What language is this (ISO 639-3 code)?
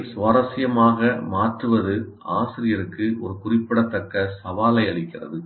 tam